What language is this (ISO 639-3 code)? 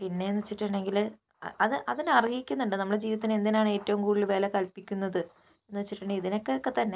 mal